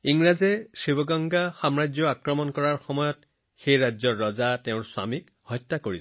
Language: Assamese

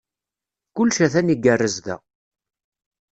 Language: Kabyle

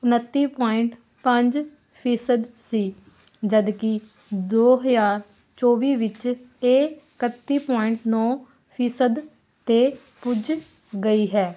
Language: Punjabi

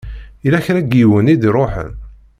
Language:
Kabyle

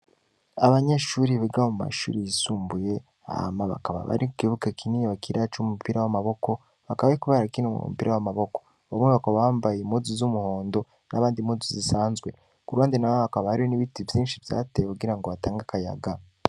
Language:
Rundi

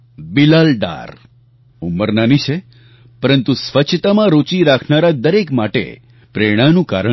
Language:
Gujarati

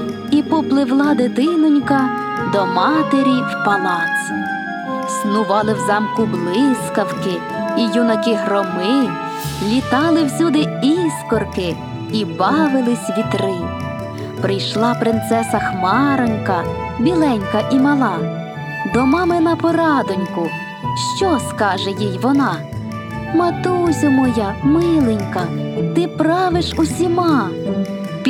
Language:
Ukrainian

